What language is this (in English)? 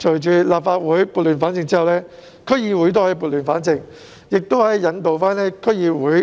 Cantonese